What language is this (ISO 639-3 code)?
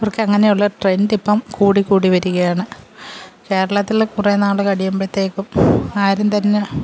mal